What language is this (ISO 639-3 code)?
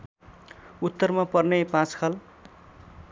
nep